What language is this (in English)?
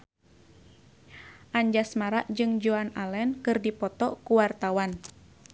Sundanese